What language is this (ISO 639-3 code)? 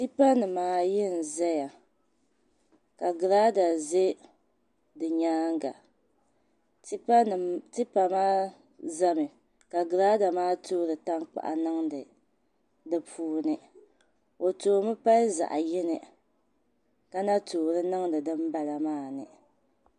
dag